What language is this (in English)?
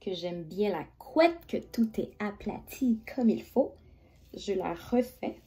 French